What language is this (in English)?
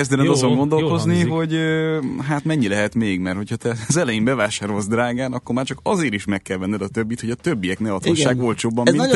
Hungarian